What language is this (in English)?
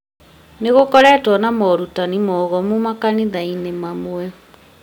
Kikuyu